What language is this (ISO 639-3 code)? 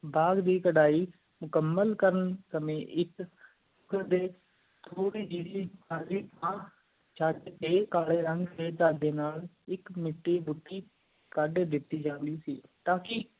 pan